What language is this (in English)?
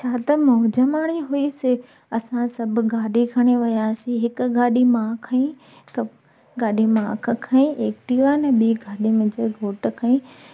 Sindhi